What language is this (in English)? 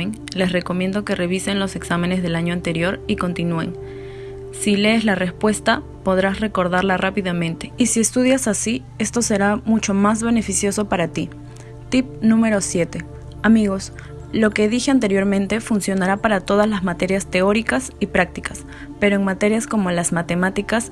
Spanish